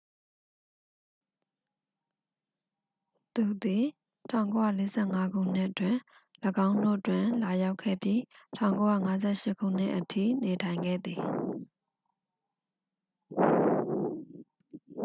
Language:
Burmese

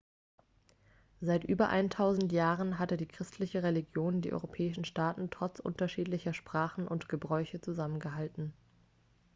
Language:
German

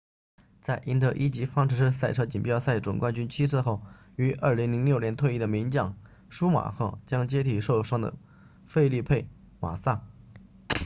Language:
Chinese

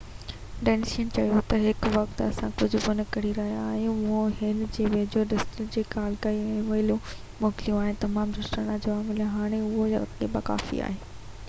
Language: Sindhi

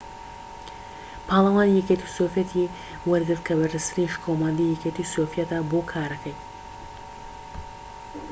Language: Central Kurdish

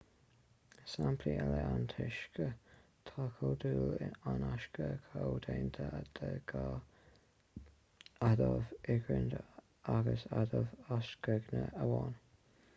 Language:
Irish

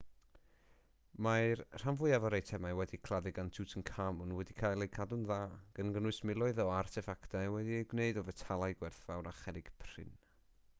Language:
Welsh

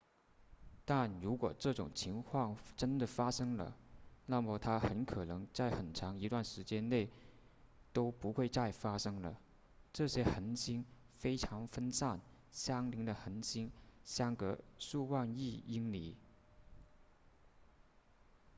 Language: Chinese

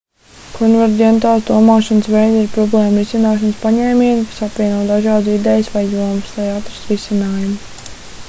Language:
Latvian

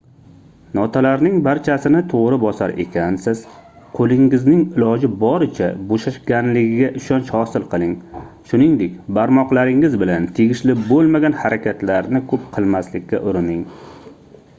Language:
Uzbek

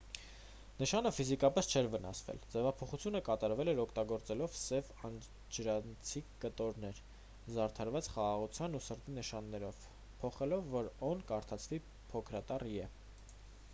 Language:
Armenian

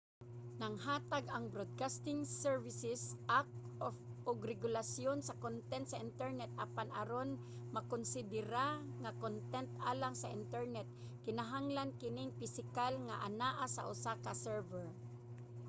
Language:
Cebuano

